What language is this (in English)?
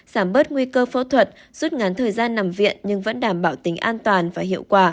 Vietnamese